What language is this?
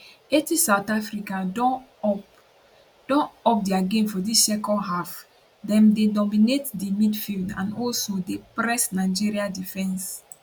Nigerian Pidgin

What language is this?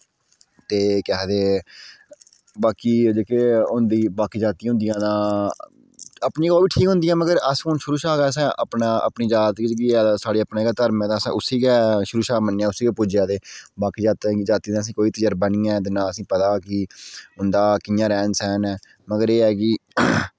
Dogri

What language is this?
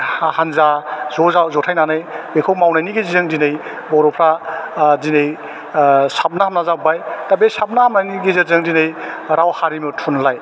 Bodo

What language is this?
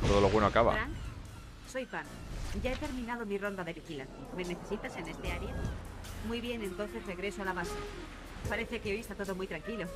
Spanish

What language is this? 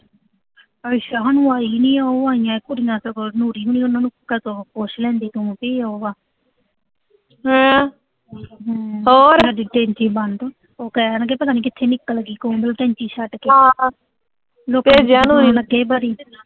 Punjabi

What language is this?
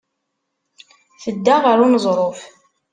Kabyle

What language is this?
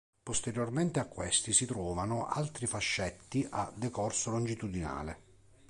Italian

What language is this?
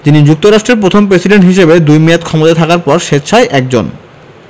Bangla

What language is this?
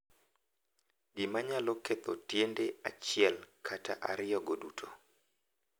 Luo (Kenya and Tanzania)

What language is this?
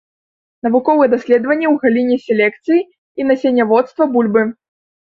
Belarusian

